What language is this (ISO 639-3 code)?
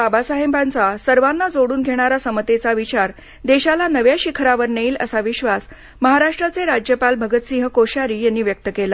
mar